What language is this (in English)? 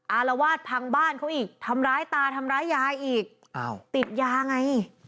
Thai